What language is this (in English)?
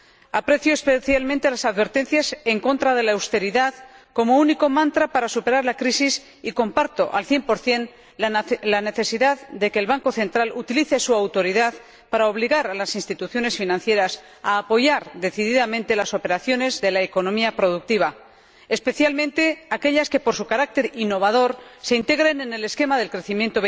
Spanish